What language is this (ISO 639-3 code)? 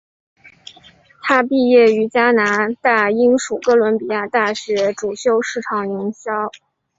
zho